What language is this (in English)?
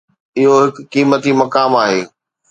Sindhi